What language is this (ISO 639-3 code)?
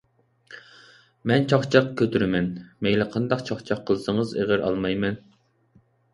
uig